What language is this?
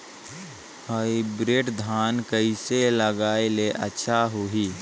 Chhattisgarhi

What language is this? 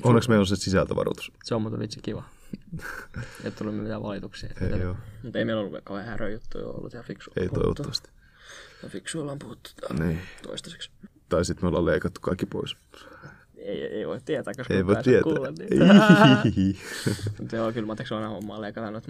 Finnish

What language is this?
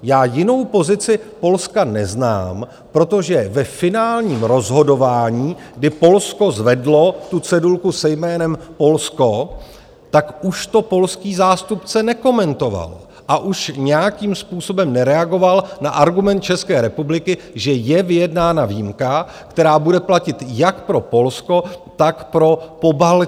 Czech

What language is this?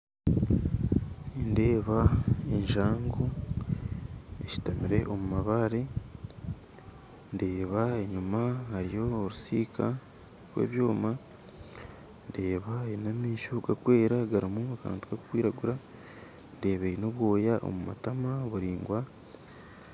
Nyankole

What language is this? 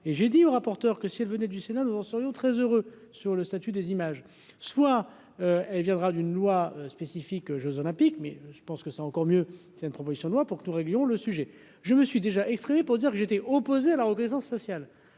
French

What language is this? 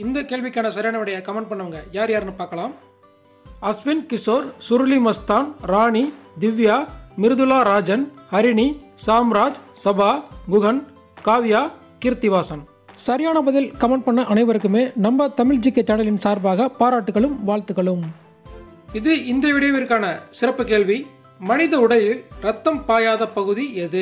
Tamil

